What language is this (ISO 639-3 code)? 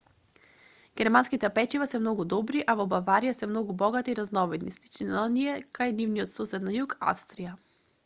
mkd